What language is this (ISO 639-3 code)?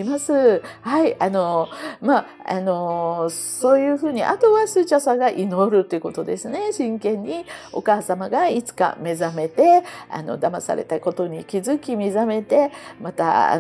jpn